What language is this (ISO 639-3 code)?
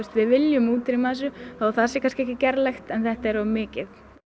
isl